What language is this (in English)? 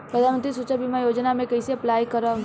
Bhojpuri